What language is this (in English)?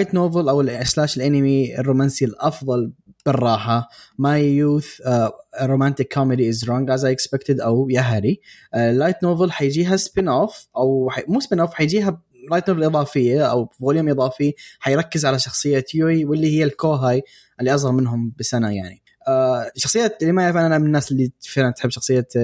Arabic